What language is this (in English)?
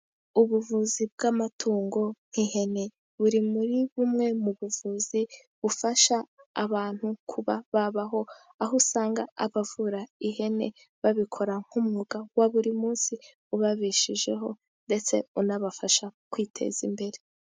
Kinyarwanda